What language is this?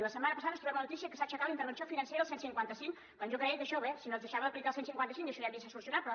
Catalan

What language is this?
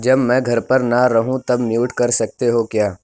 Urdu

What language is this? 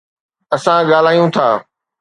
Sindhi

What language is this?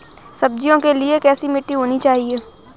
Hindi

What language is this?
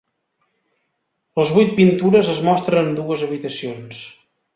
Catalan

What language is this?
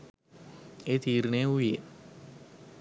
Sinhala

